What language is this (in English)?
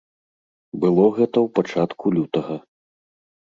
Belarusian